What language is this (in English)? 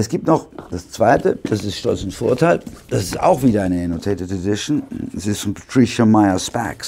German